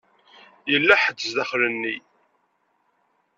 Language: Kabyle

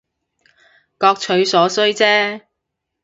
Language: Cantonese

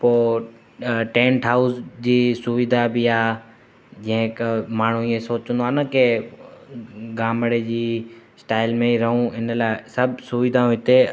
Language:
Sindhi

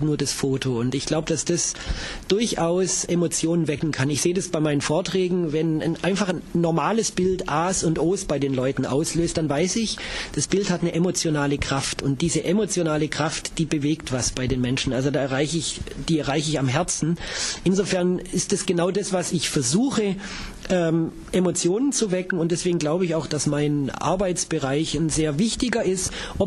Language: German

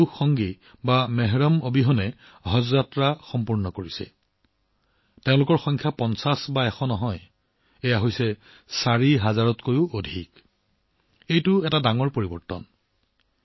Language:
Assamese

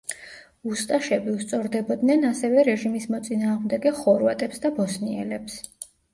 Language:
Georgian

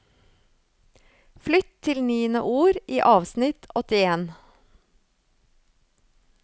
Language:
Norwegian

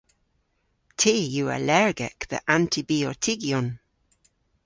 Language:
Cornish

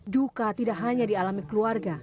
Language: Indonesian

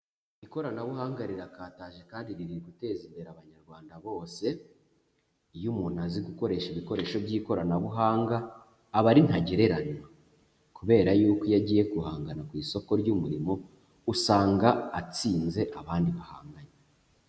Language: Kinyarwanda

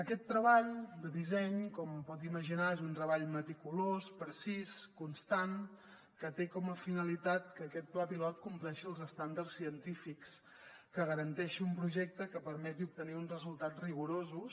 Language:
Catalan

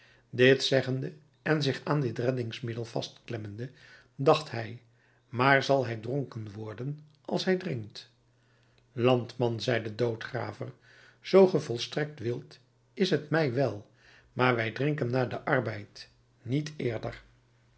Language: Dutch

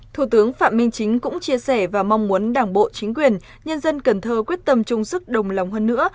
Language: Vietnamese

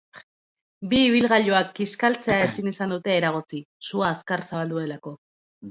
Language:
Basque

